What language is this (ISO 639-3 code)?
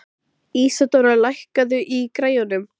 isl